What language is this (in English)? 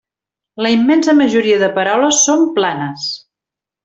Catalan